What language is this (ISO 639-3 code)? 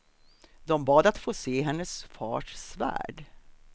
swe